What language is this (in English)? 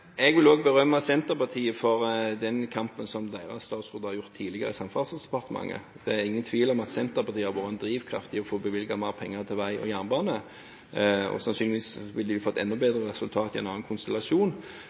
Norwegian Bokmål